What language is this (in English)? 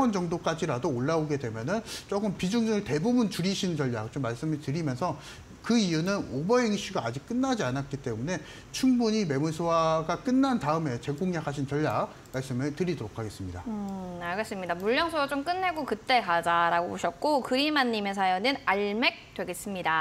Korean